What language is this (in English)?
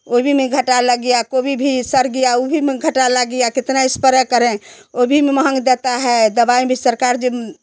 Hindi